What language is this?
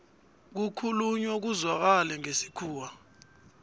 South Ndebele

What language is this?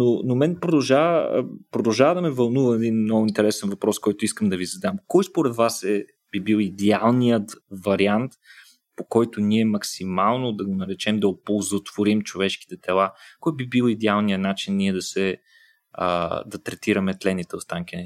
Bulgarian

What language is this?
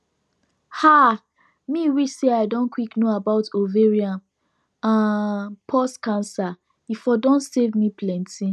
Nigerian Pidgin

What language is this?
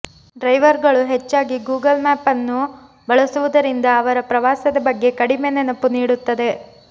Kannada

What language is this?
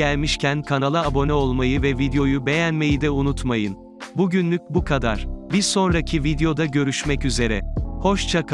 Turkish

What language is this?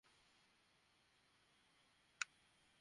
Bangla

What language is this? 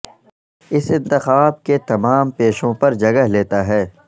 Urdu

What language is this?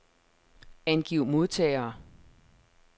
Danish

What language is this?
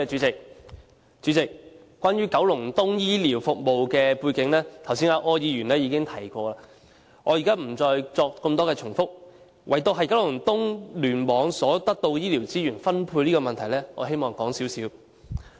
Cantonese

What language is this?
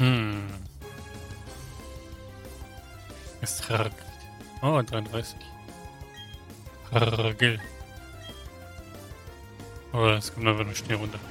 German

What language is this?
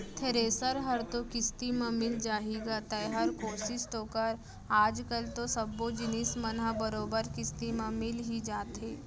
Chhattisgarhi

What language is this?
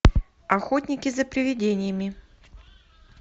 Russian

